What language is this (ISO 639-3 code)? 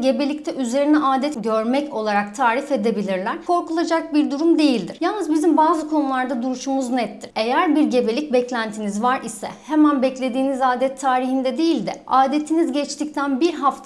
tur